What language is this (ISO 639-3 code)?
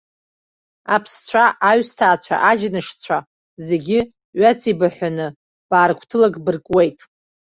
abk